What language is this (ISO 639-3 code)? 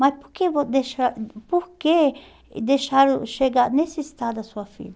por